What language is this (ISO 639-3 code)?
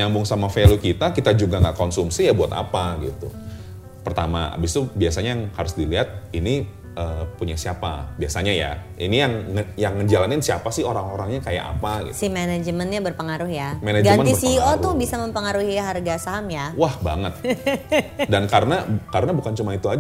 ind